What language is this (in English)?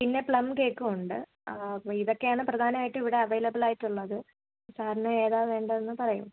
Malayalam